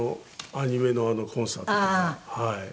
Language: Japanese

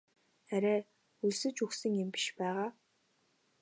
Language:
Mongolian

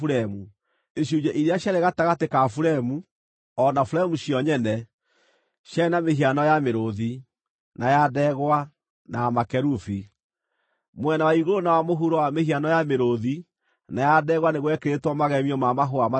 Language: Kikuyu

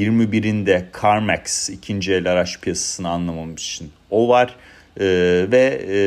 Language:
Turkish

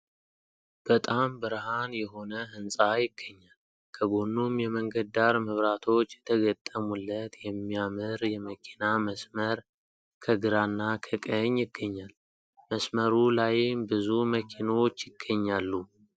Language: Amharic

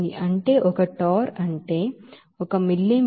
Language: Telugu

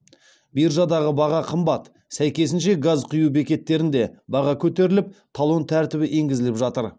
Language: Kazakh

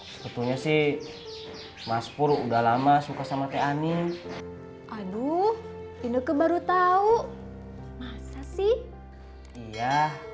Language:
Indonesian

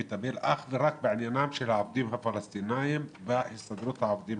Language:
Hebrew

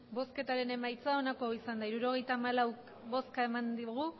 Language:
Basque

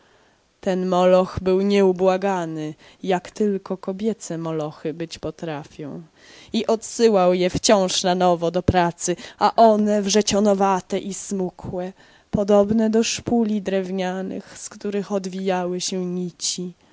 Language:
Polish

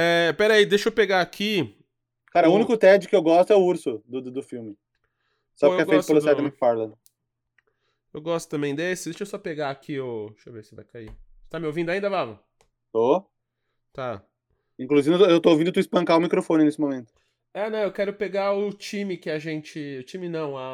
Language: Portuguese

